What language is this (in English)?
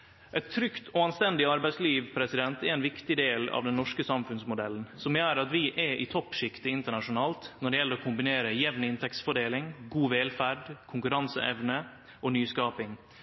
Norwegian Nynorsk